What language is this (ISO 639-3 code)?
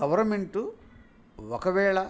tel